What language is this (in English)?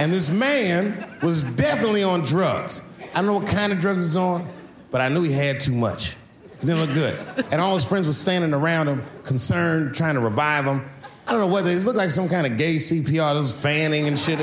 Swedish